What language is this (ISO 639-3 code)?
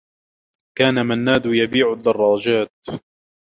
ara